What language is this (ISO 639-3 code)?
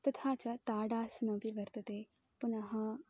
san